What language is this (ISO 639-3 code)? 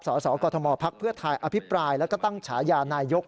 tha